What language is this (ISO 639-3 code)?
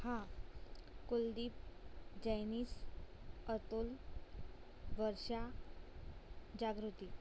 guj